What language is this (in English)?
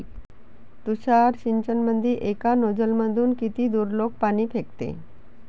Marathi